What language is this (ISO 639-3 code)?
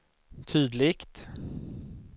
swe